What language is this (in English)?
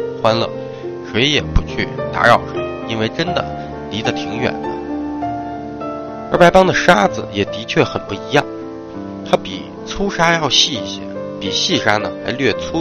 Chinese